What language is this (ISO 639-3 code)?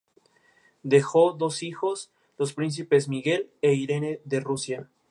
spa